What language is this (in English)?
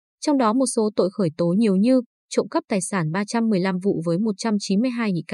Vietnamese